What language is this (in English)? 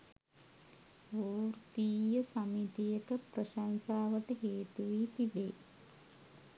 Sinhala